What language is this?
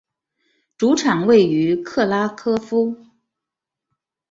Chinese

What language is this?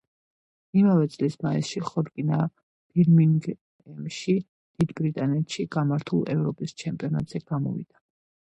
Georgian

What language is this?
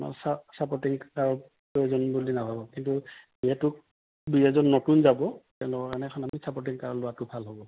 Assamese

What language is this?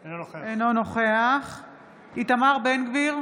Hebrew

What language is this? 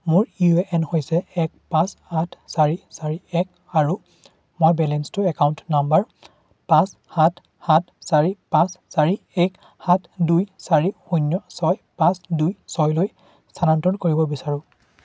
Assamese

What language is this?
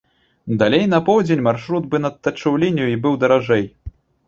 Belarusian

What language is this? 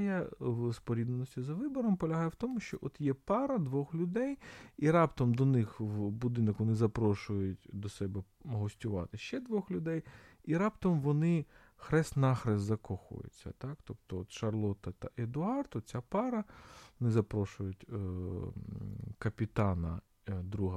Ukrainian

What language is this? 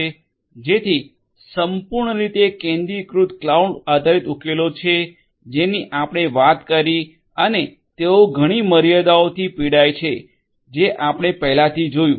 Gujarati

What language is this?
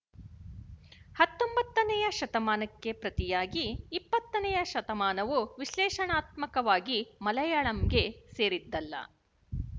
Kannada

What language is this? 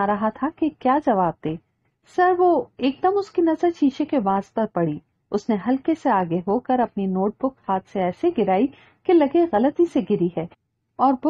Hindi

